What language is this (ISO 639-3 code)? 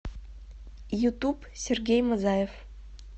rus